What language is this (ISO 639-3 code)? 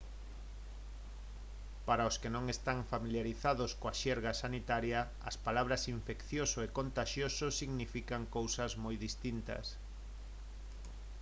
glg